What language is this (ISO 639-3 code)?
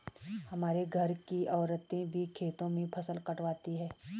hin